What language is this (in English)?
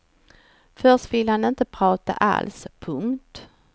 Swedish